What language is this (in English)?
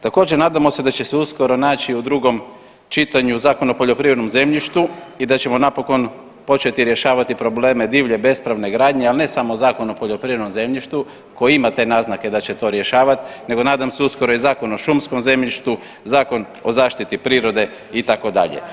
Croatian